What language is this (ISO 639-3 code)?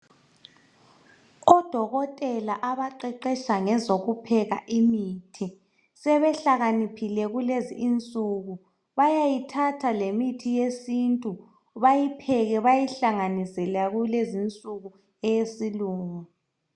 nde